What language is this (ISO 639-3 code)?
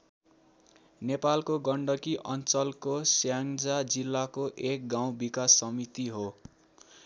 nep